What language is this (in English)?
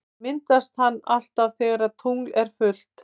Icelandic